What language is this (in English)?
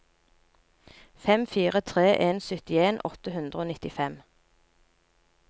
Norwegian